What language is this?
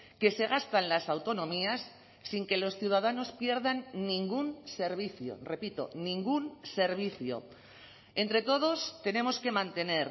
Spanish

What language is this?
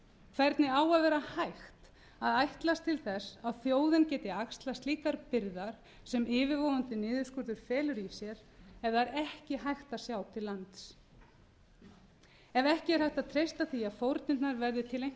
Icelandic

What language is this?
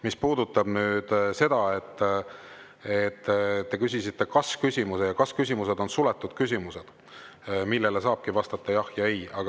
Estonian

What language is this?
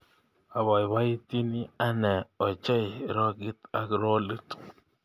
Kalenjin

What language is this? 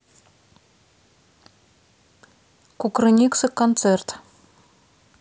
Russian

